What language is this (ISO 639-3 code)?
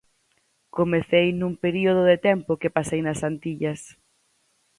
glg